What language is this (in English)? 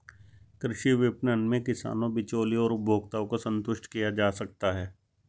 Hindi